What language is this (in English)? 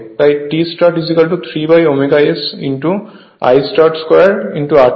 Bangla